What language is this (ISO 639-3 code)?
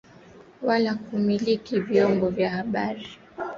swa